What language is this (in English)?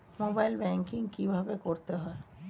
Bangla